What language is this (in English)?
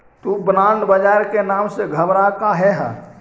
Magahi